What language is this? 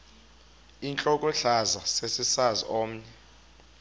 Xhosa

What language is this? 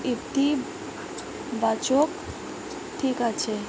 Bangla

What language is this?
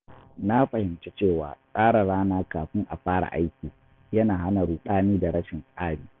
Hausa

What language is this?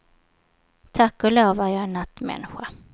Swedish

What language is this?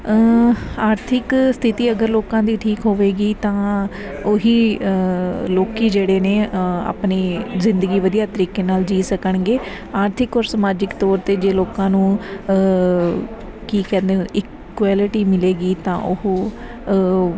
Punjabi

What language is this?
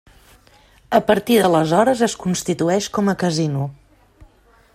Catalan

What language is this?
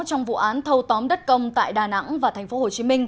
Vietnamese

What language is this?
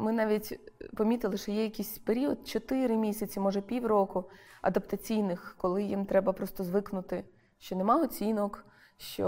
Ukrainian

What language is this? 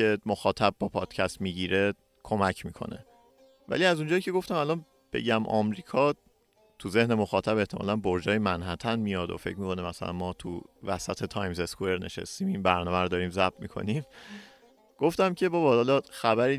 Persian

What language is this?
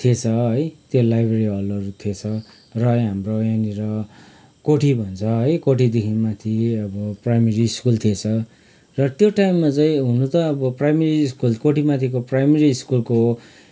Nepali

